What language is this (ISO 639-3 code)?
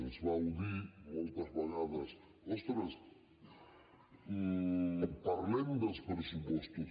cat